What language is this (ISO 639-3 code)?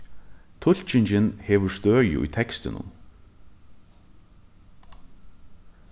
fao